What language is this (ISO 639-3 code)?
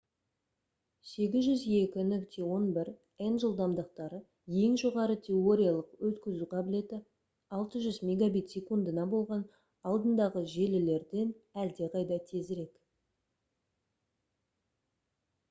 kaz